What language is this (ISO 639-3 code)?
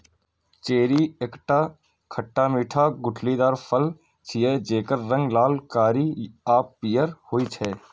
mai